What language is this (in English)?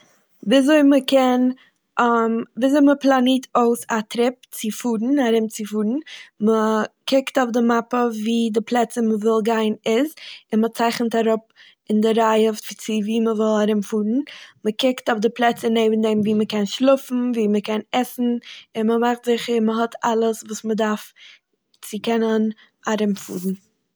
Yiddish